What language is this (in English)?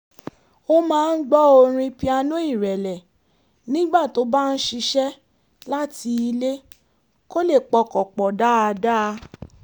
Yoruba